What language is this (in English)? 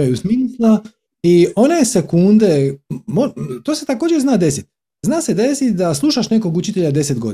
Croatian